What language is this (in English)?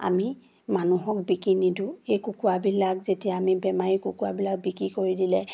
Assamese